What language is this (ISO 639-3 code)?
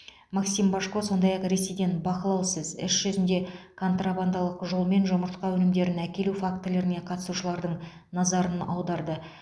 kaz